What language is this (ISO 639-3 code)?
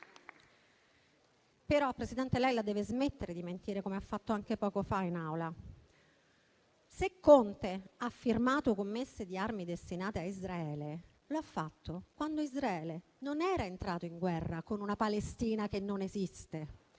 ita